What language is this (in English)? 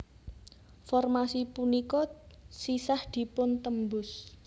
Javanese